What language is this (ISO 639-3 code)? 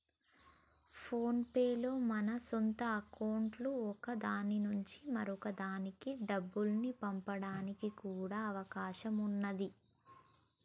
tel